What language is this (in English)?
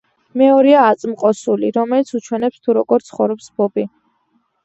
Georgian